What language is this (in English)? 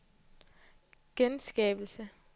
Danish